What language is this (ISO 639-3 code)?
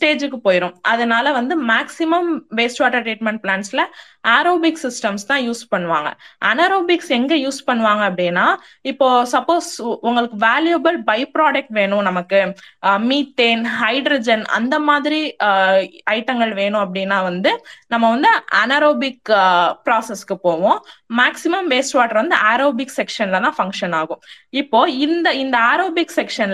tam